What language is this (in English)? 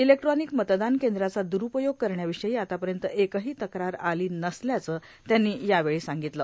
Marathi